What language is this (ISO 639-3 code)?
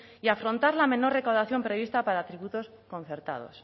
spa